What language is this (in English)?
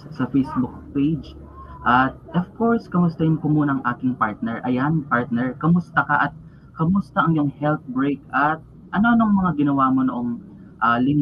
Filipino